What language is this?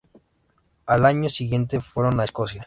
Spanish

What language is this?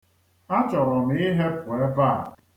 Igbo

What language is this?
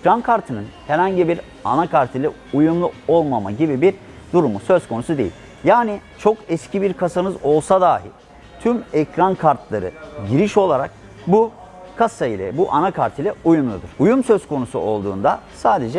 Turkish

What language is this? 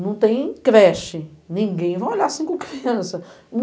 Portuguese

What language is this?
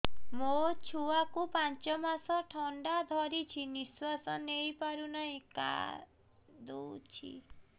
Odia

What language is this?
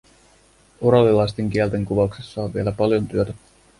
Finnish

